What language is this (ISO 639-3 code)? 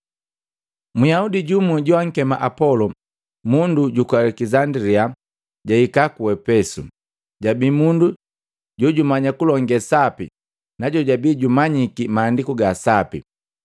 mgv